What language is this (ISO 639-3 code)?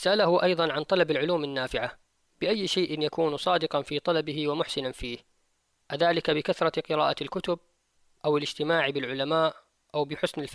ara